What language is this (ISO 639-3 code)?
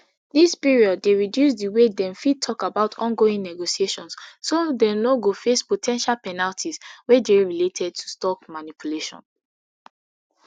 pcm